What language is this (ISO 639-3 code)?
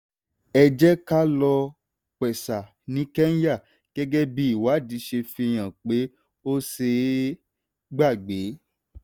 yor